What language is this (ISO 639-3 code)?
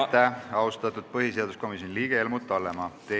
est